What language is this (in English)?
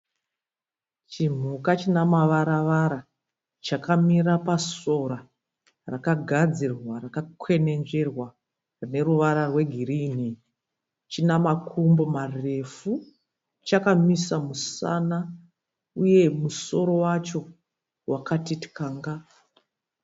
Shona